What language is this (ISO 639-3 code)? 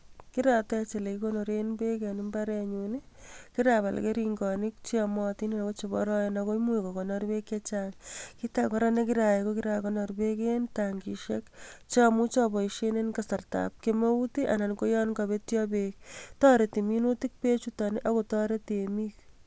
kln